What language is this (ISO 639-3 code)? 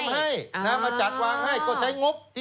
tha